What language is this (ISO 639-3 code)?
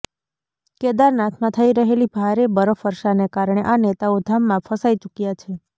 guj